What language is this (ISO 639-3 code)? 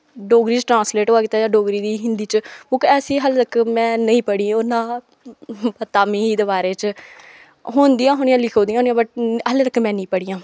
doi